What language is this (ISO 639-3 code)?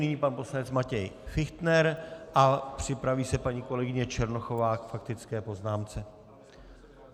ces